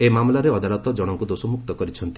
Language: Odia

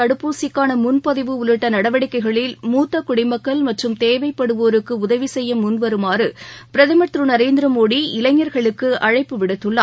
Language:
Tamil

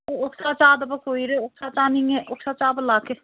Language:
Manipuri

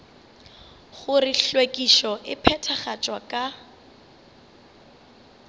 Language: Northern Sotho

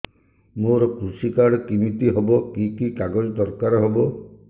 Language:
Odia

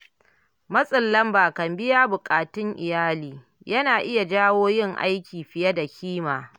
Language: Hausa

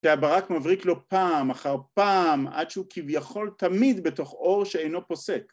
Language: Hebrew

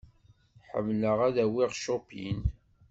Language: Kabyle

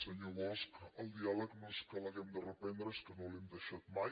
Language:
Catalan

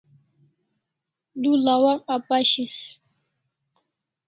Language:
Kalasha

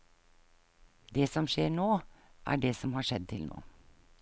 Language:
Norwegian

